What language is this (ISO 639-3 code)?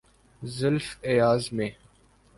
urd